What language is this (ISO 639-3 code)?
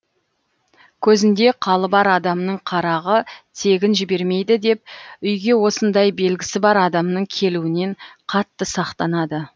kaz